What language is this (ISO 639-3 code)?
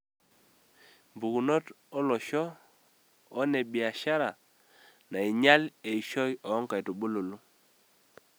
mas